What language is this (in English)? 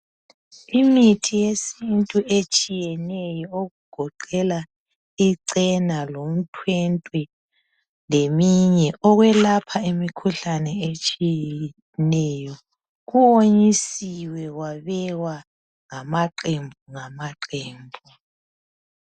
North Ndebele